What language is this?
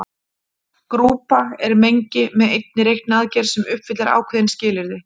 Icelandic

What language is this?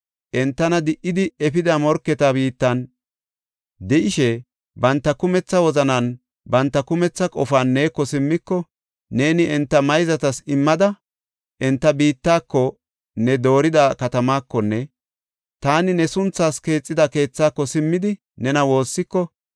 Gofa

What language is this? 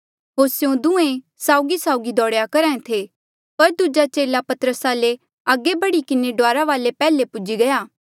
Mandeali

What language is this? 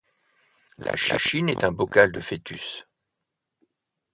French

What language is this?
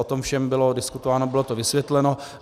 Czech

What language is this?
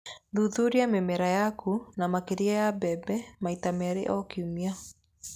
Kikuyu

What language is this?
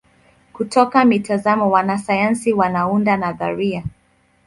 Swahili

